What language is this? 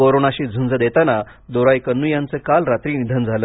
Marathi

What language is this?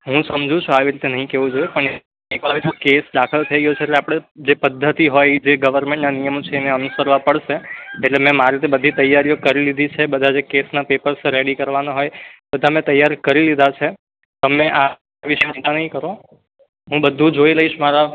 Gujarati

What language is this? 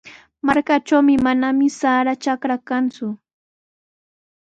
Sihuas Ancash Quechua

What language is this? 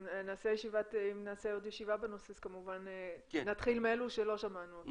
Hebrew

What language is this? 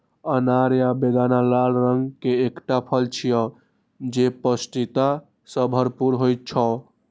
Maithili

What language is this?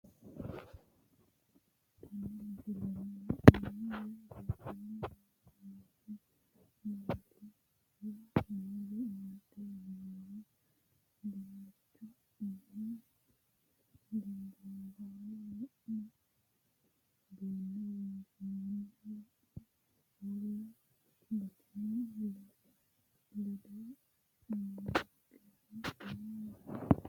Sidamo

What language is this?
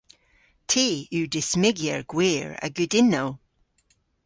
Cornish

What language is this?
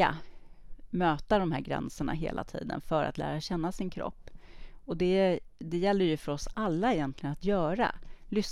Swedish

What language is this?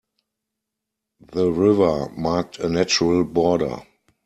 English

